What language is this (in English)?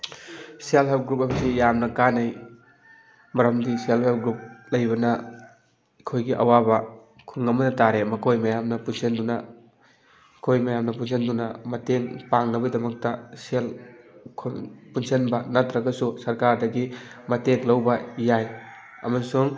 Manipuri